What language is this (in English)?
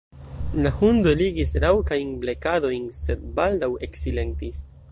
Esperanto